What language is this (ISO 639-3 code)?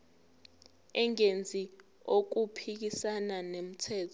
zul